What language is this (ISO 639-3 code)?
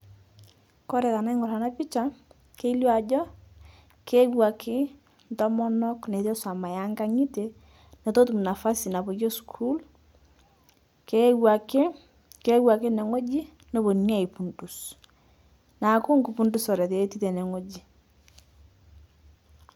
mas